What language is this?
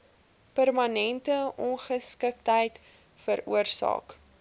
Afrikaans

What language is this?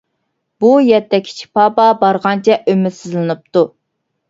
Uyghur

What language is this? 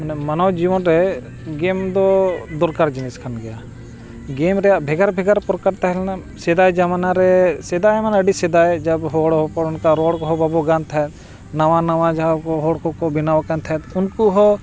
Santali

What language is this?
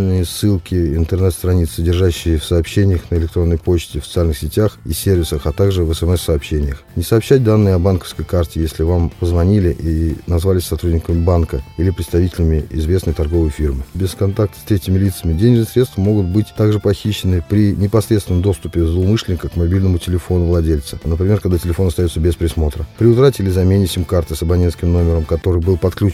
Russian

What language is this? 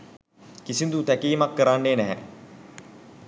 Sinhala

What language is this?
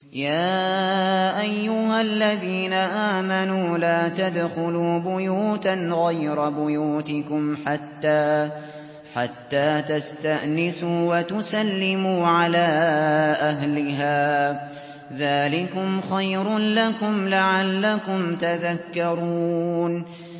Arabic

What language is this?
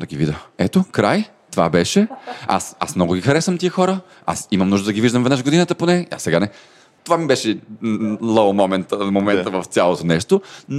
Bulgarian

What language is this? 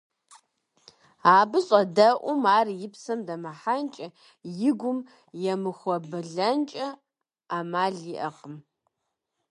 Kabardian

